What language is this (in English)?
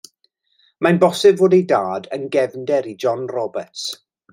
Welsh